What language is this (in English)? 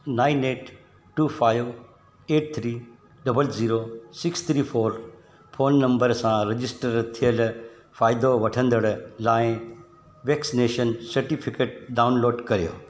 Sindhi